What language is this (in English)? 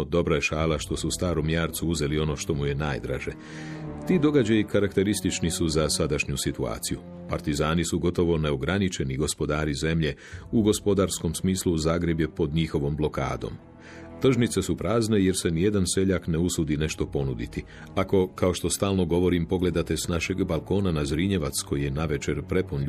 Croatian